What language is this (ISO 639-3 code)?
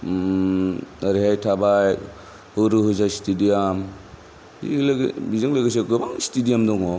brx